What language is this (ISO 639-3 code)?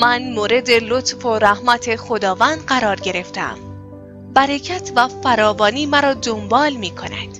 fas